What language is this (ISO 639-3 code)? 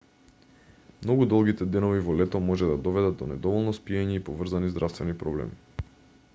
mkd